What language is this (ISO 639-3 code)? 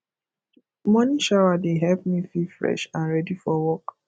pcm